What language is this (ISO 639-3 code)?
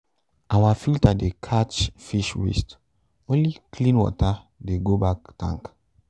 pcm